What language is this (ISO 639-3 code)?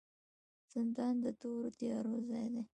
pus